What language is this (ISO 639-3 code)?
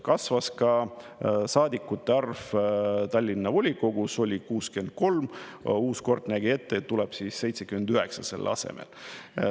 est